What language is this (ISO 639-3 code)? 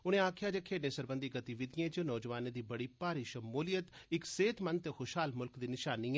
doi